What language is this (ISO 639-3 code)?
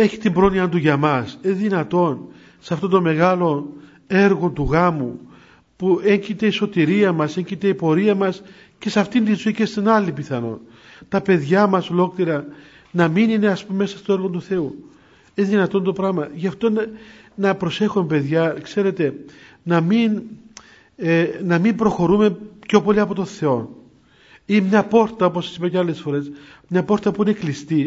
ell